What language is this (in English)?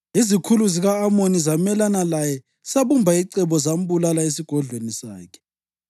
North Ndebele